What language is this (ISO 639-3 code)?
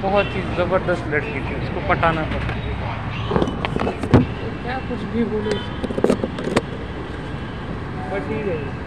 mar